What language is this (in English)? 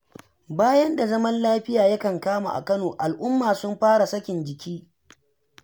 Hausa